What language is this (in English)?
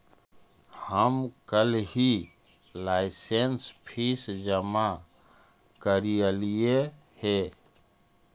Magahi